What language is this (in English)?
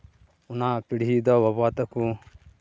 Santali